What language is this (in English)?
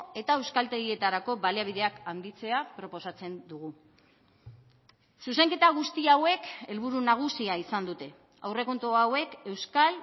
Basque